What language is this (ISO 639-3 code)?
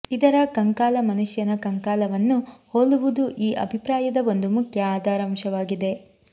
kan